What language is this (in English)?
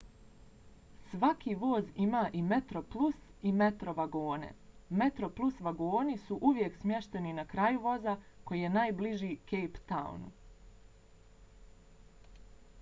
Bosnian